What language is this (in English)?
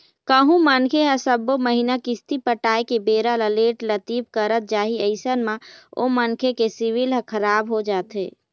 Chhattisgarhi